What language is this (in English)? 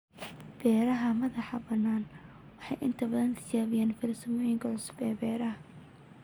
Somali